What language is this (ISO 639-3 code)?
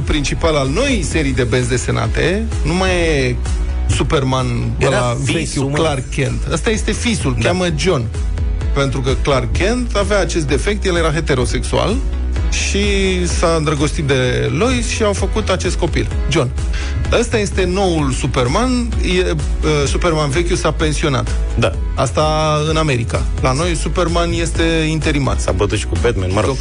ron